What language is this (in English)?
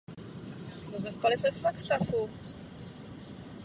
Czech